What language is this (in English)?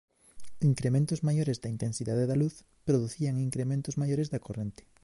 Galician